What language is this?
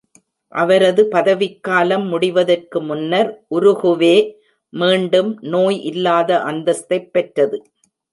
Tamil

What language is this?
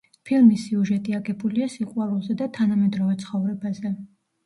Georgian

